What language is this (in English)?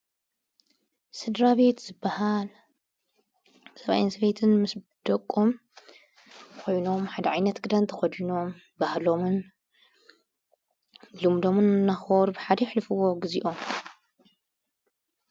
Tigrinya